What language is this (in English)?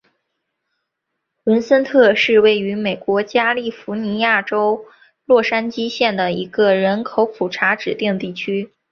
Chinese